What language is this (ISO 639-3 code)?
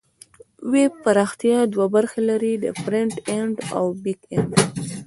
pus